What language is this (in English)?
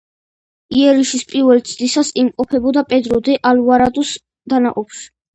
Georgian